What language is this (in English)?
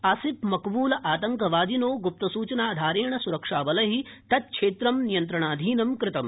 Sanskrit